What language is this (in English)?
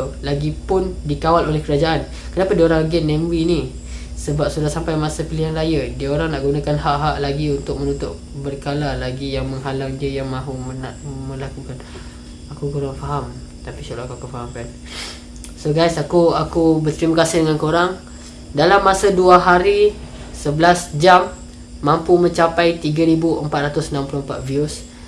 Malay